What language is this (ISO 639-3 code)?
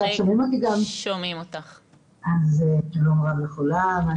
heb